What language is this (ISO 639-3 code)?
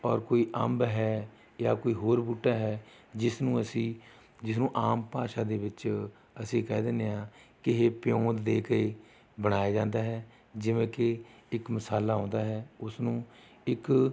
pan